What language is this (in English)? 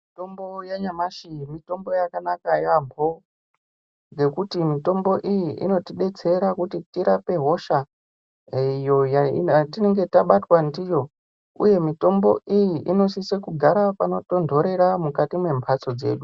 Ndau